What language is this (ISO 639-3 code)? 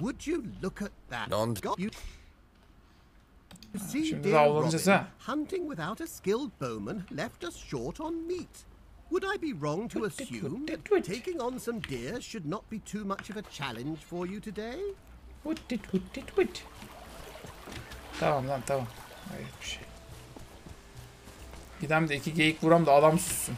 tur